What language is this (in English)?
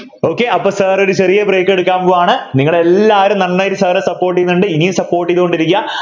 Malayalam